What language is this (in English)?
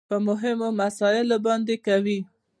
Pashto